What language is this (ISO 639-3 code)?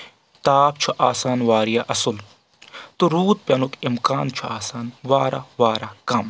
kas